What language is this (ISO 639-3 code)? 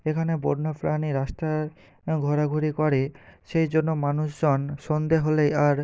ben